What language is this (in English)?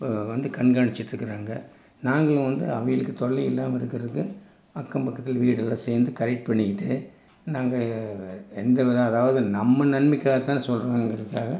Tamil